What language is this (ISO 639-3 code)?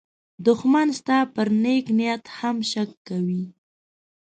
pus